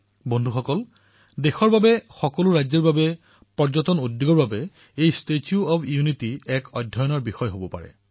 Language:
Assamese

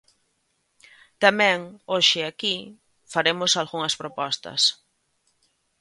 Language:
Galician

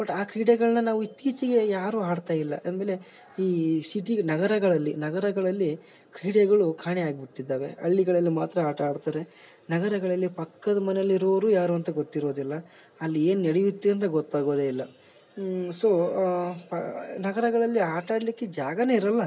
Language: Kannada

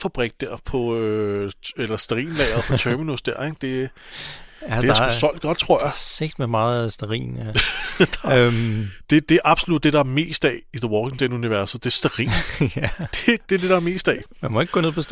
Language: Danish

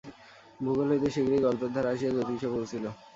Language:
Bangla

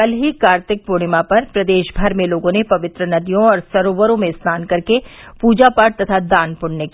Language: Hindi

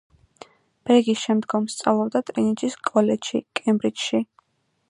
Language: Georgian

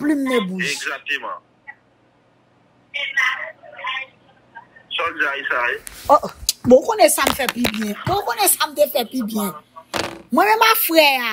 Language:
French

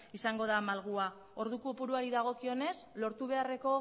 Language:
Basque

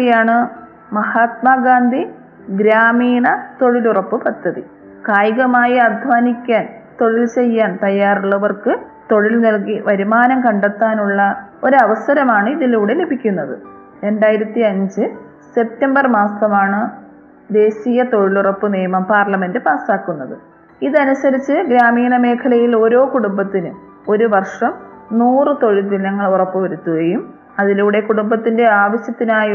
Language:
Malayalam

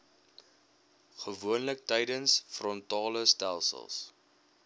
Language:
Afrikaans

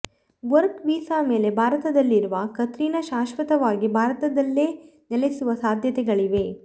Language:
Kannada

